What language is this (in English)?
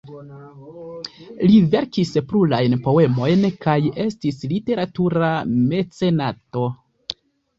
Esperanto